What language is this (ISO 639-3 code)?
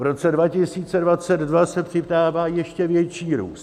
ces